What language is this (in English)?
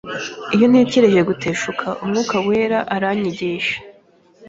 Kinyarwanda